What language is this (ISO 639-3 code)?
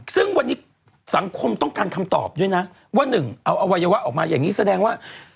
tha